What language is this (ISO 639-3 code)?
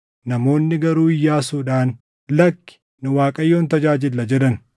orm